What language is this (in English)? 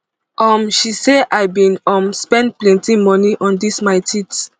Nigerian Pidgin